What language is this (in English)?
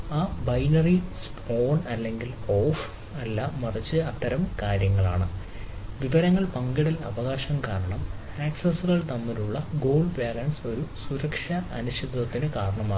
Malayalam